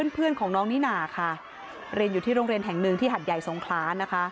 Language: Thai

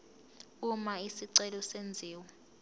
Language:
Zulu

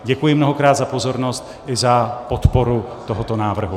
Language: Czech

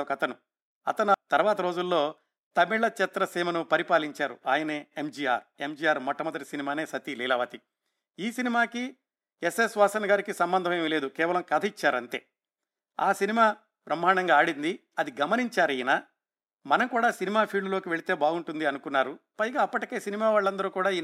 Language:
Telugu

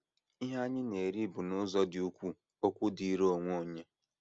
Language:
Igbo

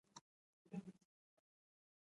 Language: Pashto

